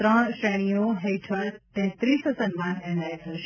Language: Gujarati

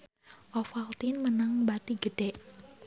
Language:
Sundanese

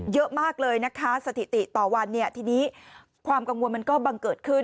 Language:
Thai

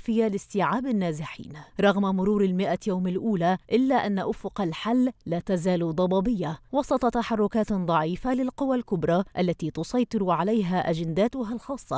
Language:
Arabic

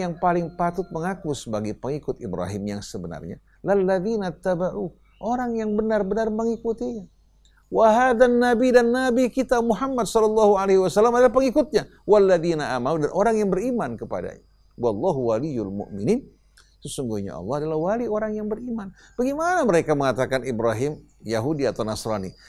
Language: Indonesian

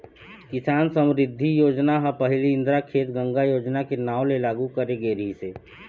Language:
Chhattisgarhi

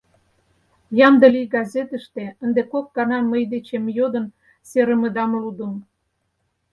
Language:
Mari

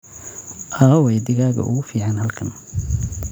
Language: Somali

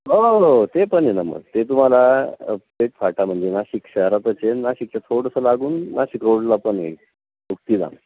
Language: Marathi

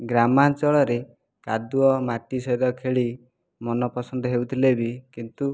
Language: Odia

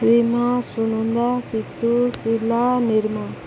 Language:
Odia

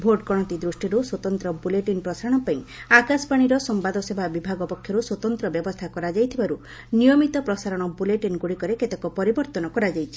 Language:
Odia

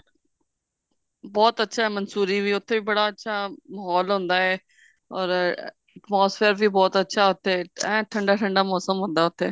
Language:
Punjabi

